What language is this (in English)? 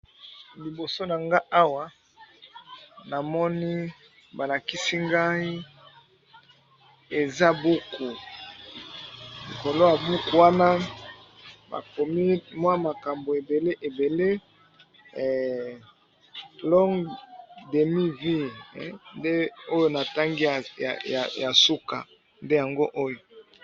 Lingala